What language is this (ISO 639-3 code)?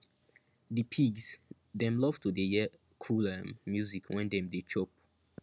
pcm